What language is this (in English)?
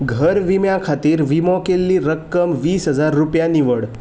Konkani